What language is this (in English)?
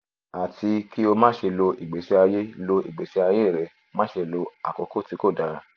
Yoruba